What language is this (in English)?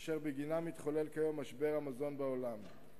Hebrew